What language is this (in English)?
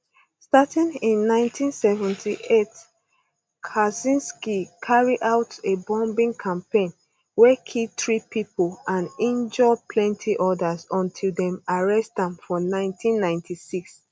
Nigerian Pidgin